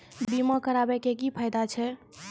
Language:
Maithili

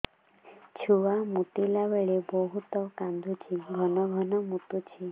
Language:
Odia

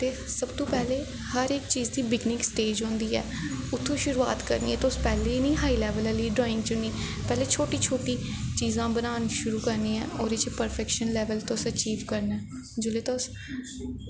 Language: Dogri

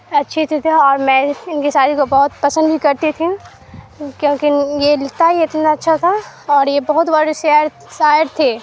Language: Urdu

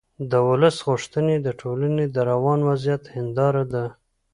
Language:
Pashto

